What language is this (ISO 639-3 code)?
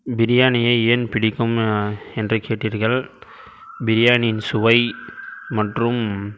tam